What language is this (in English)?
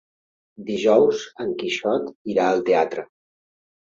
Catalan